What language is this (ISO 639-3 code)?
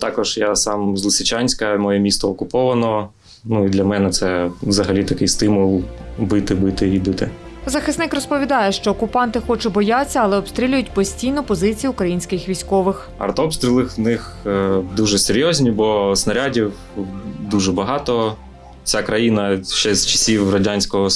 ukr